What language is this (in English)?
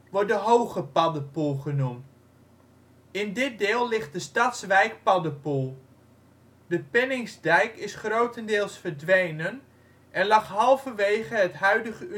Dutch